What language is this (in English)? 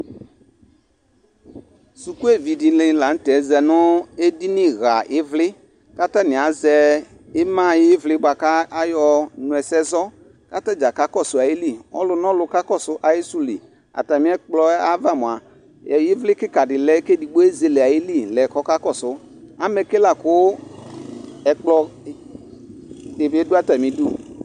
Ikposo